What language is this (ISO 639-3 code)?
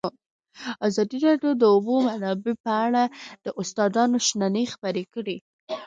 pus